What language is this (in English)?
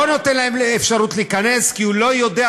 Hebrew